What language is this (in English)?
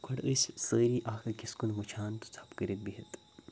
Kashmiri